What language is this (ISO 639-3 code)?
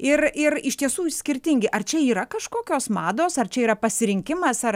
lit